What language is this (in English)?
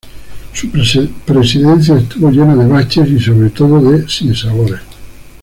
Spanish